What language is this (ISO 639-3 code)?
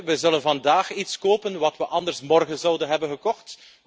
nld